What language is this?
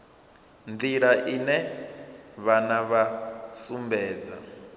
Venda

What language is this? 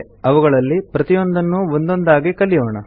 Kannada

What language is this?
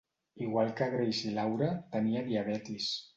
Catalan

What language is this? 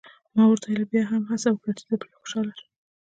Pashto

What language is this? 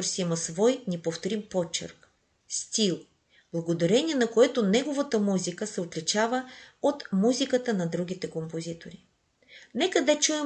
Bulgarian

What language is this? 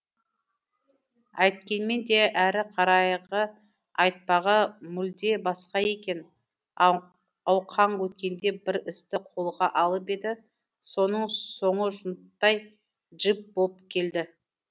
Kazakh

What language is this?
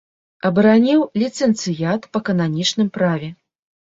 Belarusian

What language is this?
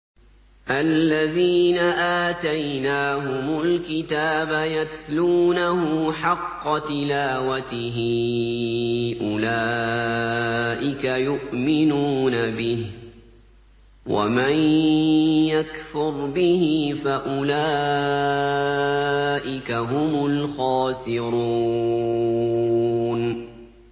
Arabic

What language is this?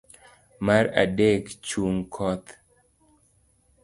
Luo (Kenya and Tanzania)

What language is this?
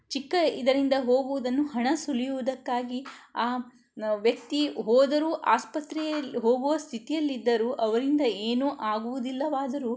Kannada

